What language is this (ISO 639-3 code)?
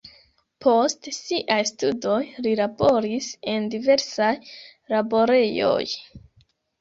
epo